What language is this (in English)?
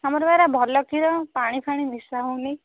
Odia